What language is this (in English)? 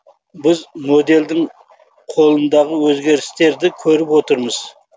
Kazakh